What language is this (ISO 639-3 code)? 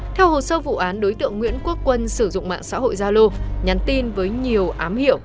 vie